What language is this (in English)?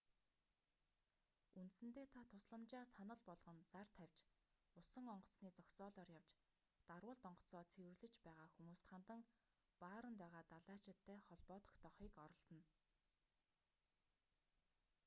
Mongolian